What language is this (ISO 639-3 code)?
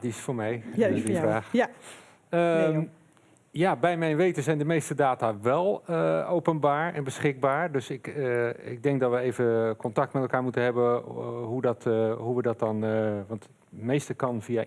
nld